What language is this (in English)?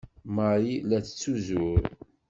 Kabyle